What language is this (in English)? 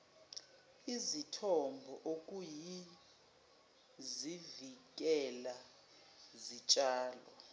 Zulu